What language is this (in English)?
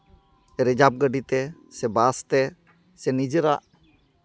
Santali